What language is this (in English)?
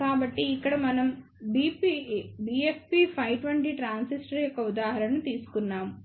Telugu